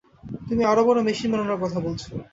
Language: Bangla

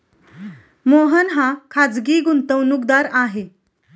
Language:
Marathi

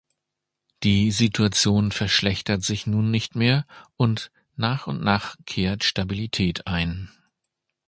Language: German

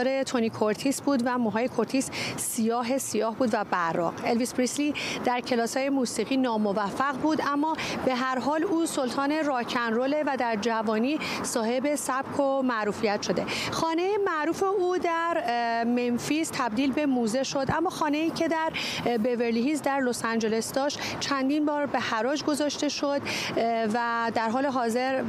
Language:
Persian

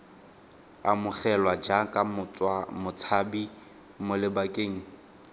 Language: Tswana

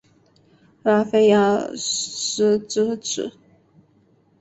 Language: Chinese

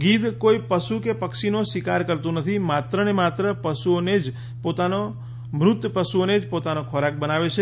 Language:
Gujarati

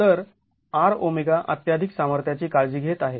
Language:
Marathi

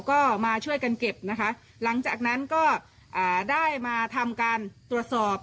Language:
Thai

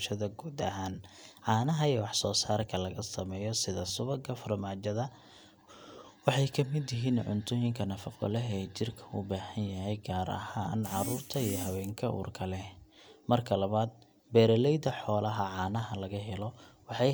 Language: Somali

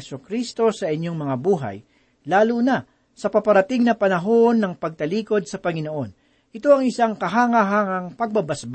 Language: Filipino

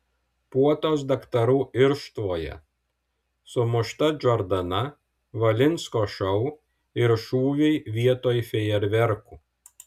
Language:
Lithuanian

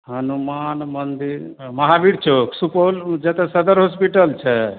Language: Maithili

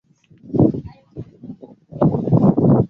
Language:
Swahili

